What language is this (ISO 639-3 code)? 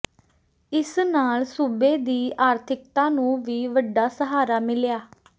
pan